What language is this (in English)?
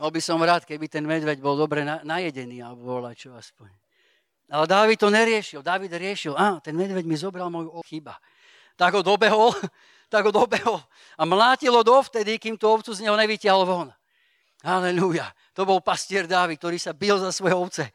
Slovak